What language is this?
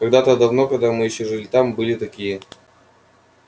Russian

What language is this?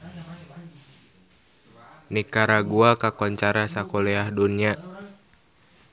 Sundanese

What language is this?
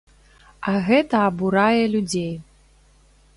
Belarusian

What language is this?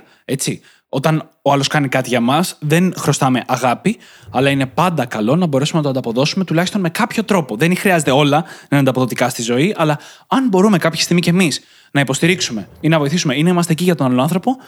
Greek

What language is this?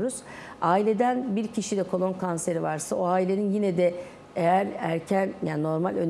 Turkish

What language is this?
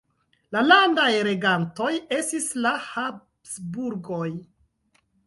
Esperanto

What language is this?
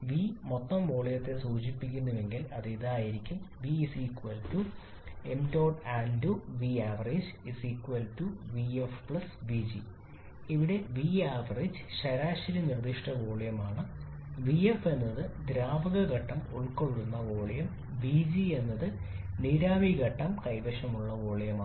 Malayalam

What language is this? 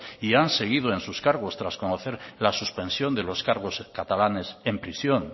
Spanish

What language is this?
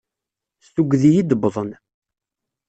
Kabyle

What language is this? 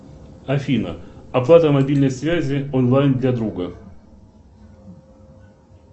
Russian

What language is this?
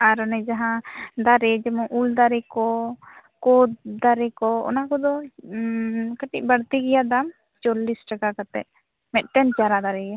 Santali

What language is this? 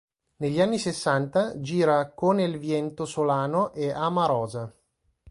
Italian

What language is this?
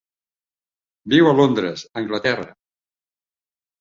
Catalan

